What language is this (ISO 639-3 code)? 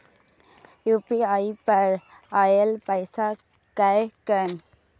mai